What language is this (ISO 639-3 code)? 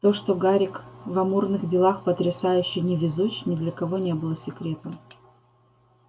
rus